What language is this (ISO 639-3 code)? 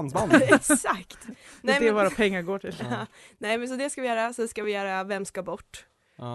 swe